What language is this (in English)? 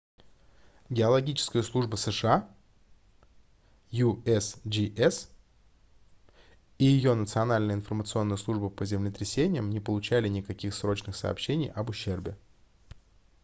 Russian